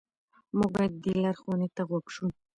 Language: Pashto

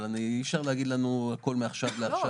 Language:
Hebrew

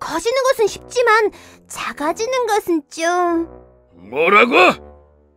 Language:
Korean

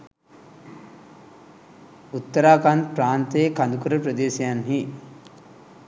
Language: Sinhala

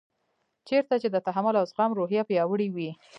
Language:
Pashto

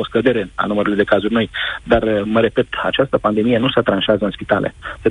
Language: Romanian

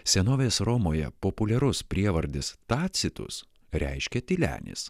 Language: Lithuanian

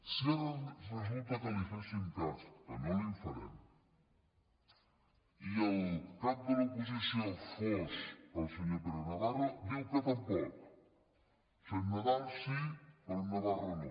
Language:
Catalan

